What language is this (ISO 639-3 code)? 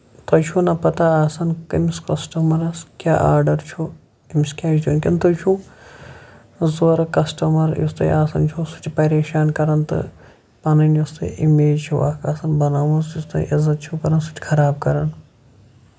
kas